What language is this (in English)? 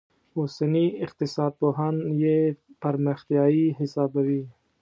Pashto